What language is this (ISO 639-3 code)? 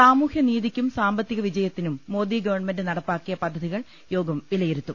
mal